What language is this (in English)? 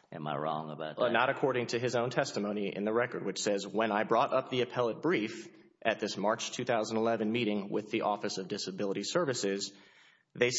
English